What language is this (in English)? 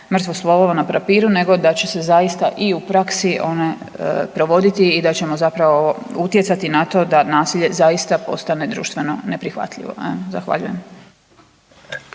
Croatian